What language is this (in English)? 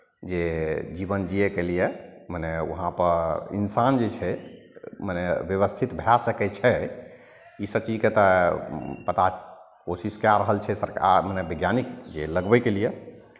Maithili